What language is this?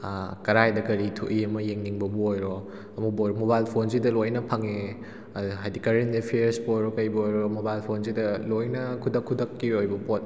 Manipuri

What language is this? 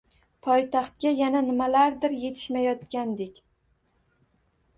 Uzbek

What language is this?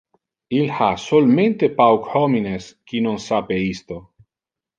Interlingua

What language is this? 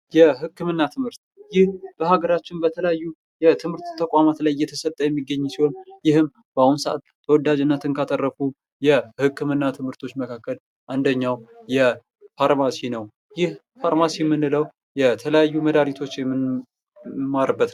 Amharic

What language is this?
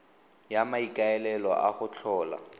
Tswana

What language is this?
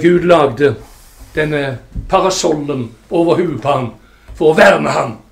Norwegian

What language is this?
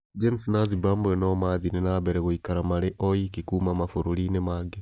Kikuyu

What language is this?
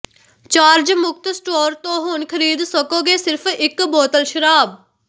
Punjabi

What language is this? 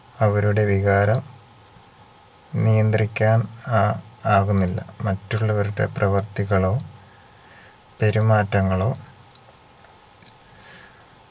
Malayalam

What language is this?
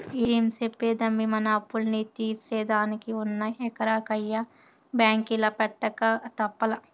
Telugu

